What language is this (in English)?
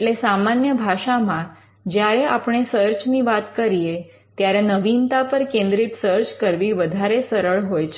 Gujarati